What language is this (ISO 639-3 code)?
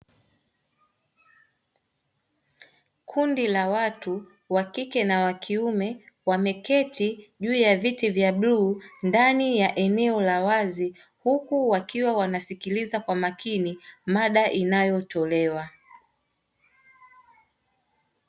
swa